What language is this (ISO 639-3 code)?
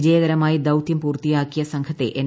mal